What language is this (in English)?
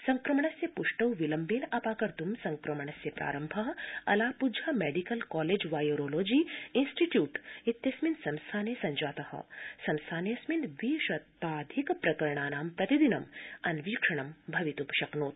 Sanskrit